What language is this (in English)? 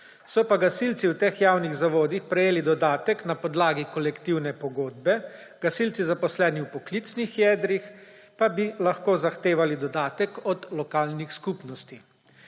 Slovenian